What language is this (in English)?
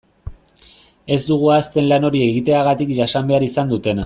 Basque